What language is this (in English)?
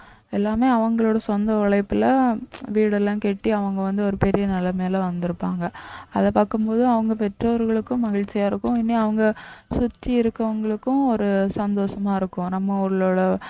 Tamil